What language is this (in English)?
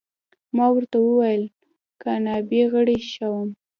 Pashto